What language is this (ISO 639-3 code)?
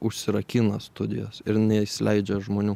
lit